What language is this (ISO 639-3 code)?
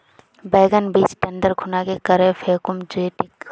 mag